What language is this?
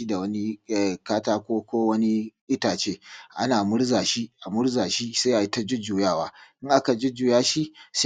Hausa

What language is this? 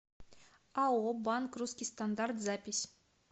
Russian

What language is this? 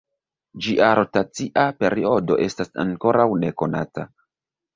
Esperanto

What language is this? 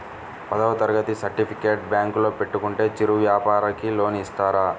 Telugu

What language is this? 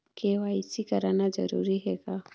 Chhattisgarhi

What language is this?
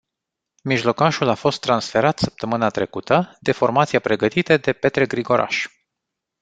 Romanian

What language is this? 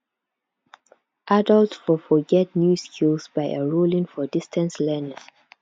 Nigerian Pidgin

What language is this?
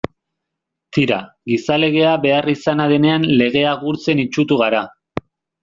Basque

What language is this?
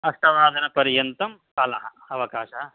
Sanskrit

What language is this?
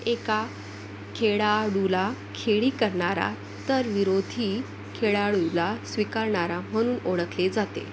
Marathi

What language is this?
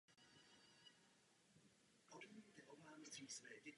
Czech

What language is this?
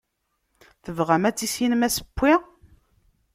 Kabyle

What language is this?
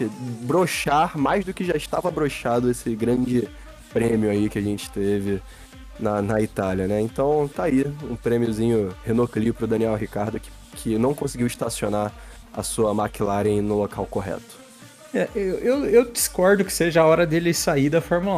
Portuguese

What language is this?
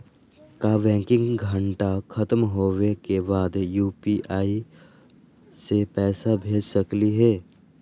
Magahi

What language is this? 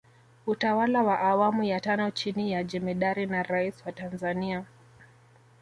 Swahili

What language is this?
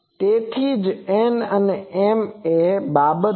Gujarati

